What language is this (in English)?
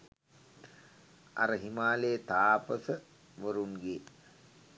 Sinhala